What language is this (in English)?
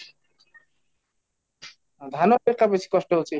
Odia